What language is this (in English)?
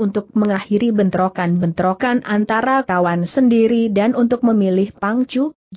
Indonesian